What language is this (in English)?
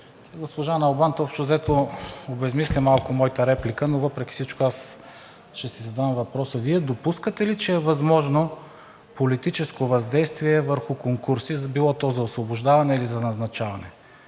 Bulgarian